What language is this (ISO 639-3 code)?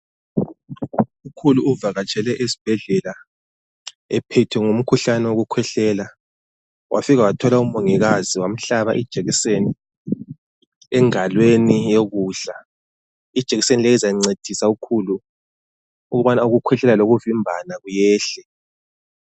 nde